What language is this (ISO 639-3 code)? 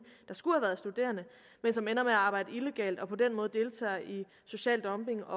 dan